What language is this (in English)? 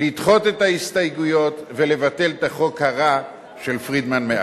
Hebrew